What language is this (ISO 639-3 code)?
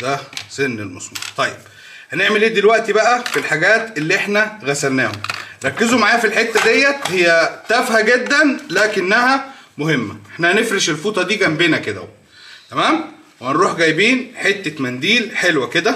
ara